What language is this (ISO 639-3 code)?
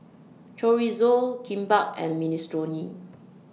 eng